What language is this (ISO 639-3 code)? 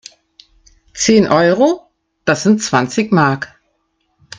deu